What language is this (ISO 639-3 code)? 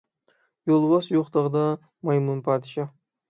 uig